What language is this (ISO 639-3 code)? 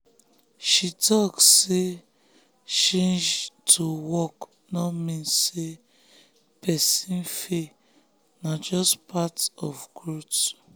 pcm